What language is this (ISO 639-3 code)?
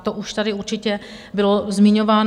ces